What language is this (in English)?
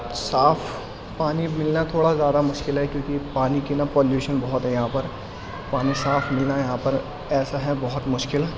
Urdu